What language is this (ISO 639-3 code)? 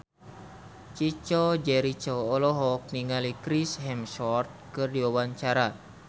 sun